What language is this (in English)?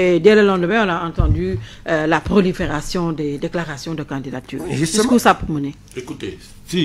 French